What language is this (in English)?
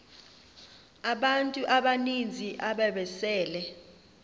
Xhosa